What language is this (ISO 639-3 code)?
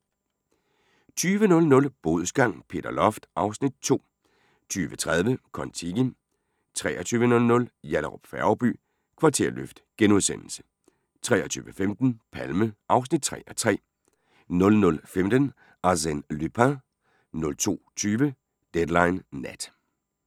dan